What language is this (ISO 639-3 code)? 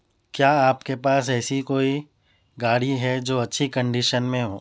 urd